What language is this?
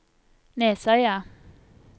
Norwegian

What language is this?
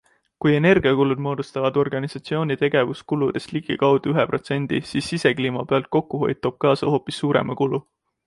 Estonian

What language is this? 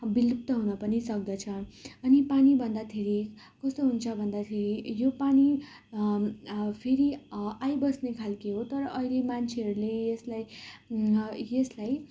Nepali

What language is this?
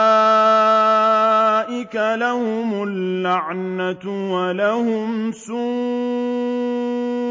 Arabic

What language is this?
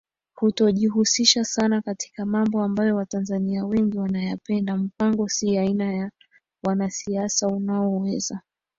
Swahili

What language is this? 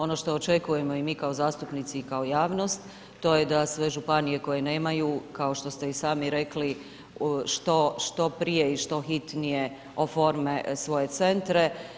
Croatian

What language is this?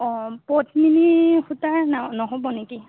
Assamese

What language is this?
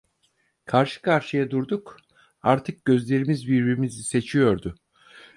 Turkish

